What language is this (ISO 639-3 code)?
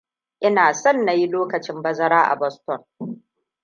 hau